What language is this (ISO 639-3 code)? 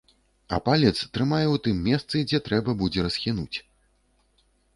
bel